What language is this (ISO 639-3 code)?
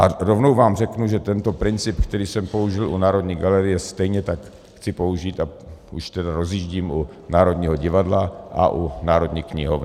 ces